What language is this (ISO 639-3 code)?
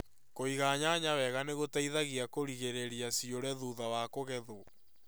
kik